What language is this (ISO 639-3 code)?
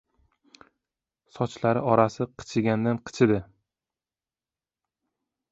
uzb